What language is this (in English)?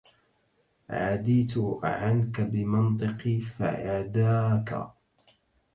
Arabic